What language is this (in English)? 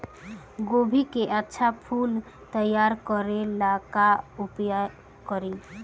Bhojpuri